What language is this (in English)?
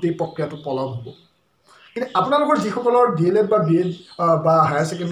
Turkish